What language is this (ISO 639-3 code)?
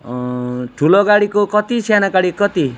nep